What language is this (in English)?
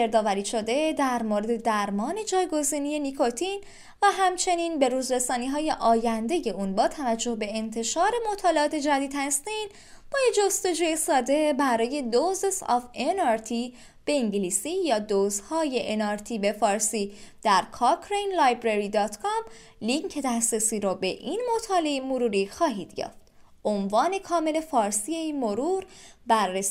Persian